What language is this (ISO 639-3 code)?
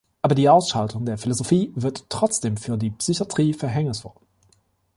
deu